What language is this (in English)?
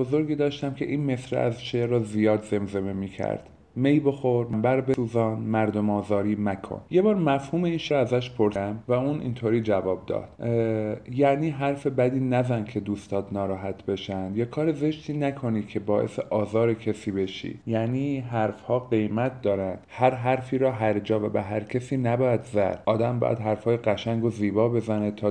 Persian